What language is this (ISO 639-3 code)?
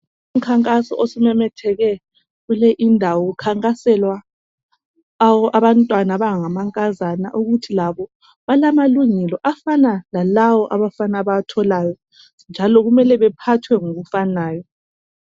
nde